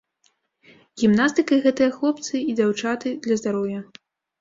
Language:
Belarusian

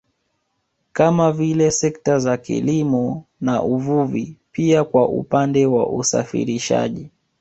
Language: Swahili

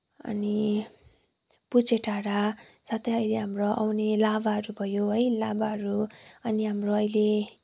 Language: Nepali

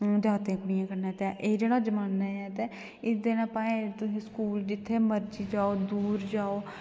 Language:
Dogri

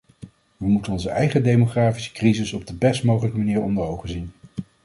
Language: Dutch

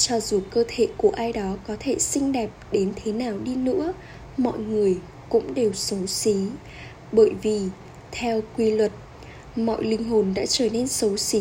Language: Vietnamese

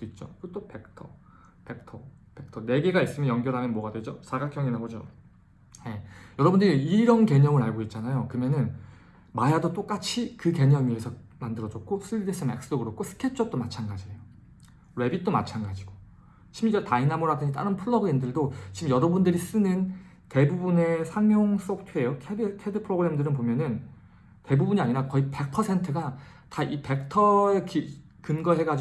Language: Korean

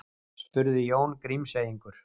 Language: Icelandic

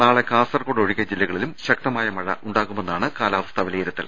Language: Malayalam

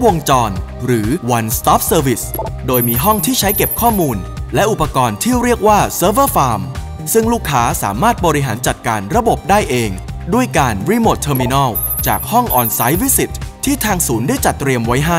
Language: Thai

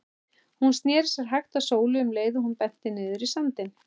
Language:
Icelandic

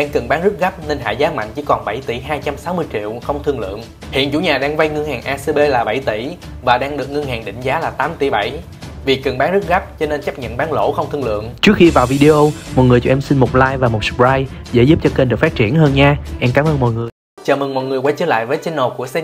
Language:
Vietnamese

